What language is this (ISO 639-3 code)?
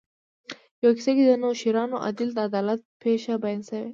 pus